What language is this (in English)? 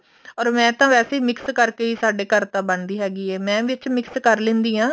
Punjabi